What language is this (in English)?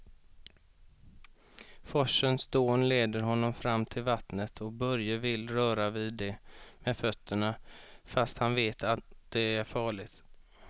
Swedish